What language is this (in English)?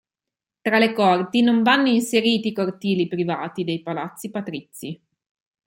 Italian